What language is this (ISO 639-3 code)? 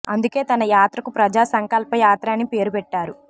tel